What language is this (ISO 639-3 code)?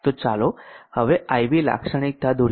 guj